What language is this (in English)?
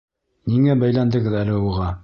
Bashkir